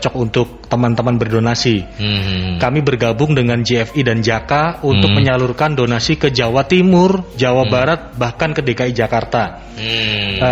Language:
Indonesian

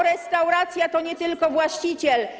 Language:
Polish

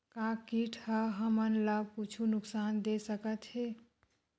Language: Chhattisgarhi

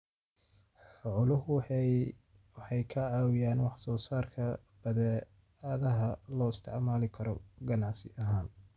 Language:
Somali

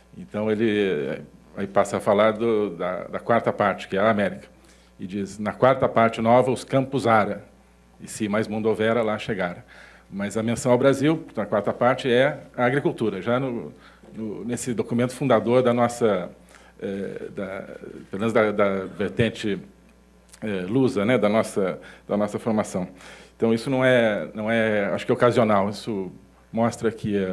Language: Portuguese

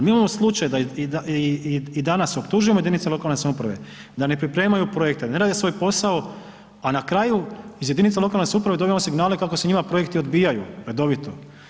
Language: Croatian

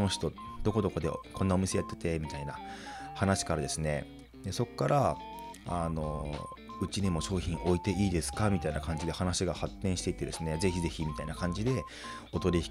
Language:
Japanese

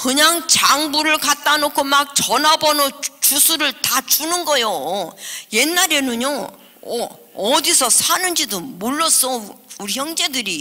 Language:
Korean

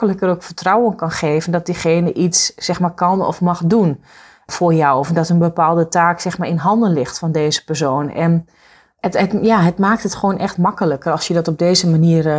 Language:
Dutch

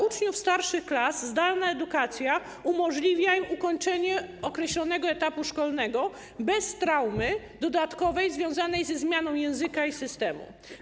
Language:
Polish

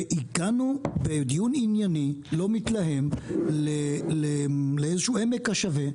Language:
Hebrew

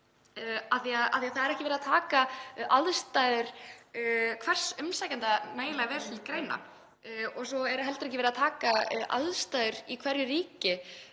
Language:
Icelandic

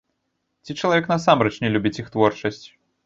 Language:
Belarusian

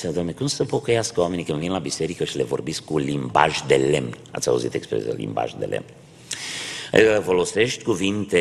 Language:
Romanian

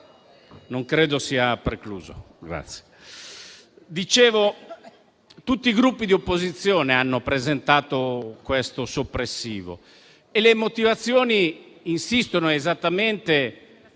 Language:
Italian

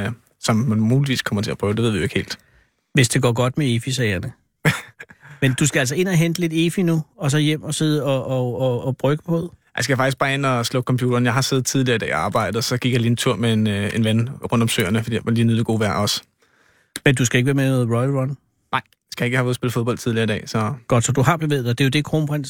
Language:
Danish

